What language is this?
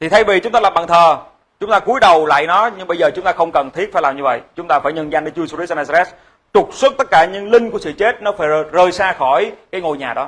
Vietnamese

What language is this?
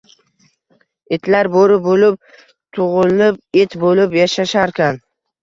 Uzbek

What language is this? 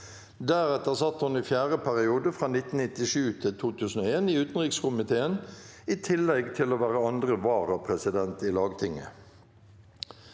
Norwegian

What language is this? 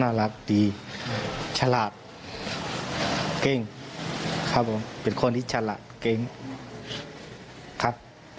Thai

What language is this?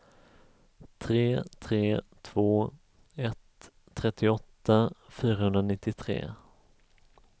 Swedish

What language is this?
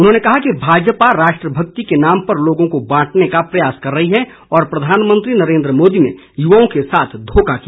Hindi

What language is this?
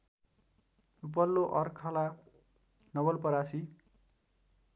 Nepali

